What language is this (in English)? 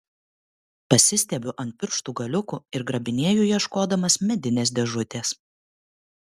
Lithuanian